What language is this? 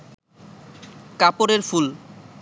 Bangla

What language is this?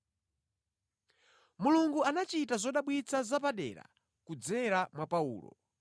Nyanja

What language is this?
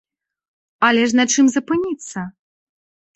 Belarusian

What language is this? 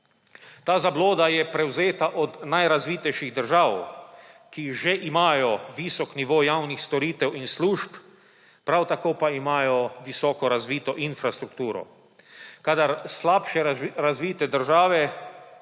Slovenian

